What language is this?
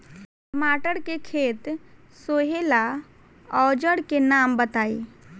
Bhojpuri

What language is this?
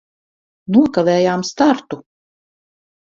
Latvian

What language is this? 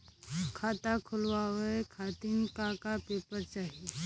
Bhojpuri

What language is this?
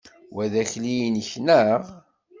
Kabyle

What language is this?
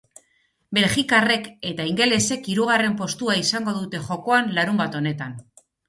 Basque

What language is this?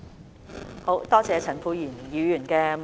Cantonese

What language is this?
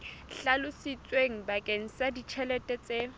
Southern Sotho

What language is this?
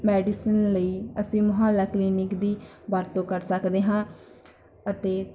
Punjabi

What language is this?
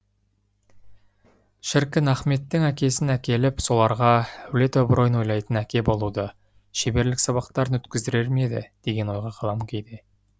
Kazakh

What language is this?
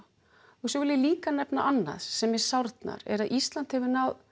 Icelandic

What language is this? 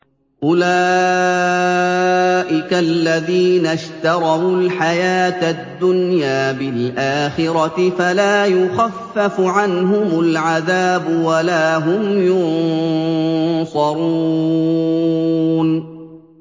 Arabic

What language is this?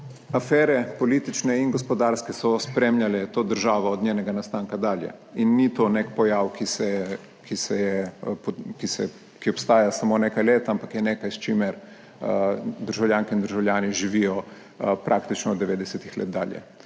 Slovenian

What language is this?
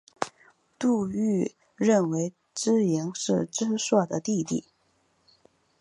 Chinese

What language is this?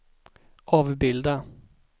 Swedish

